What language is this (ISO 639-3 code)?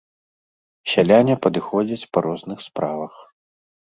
bel